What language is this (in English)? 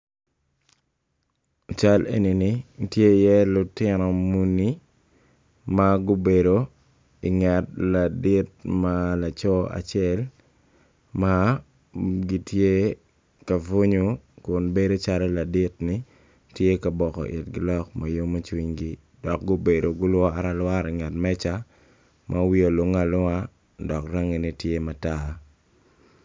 Acoli